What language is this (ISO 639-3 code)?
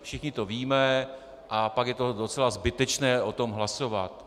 ces